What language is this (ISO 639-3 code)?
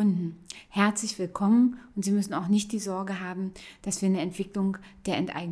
deu